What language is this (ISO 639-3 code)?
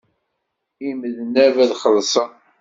kab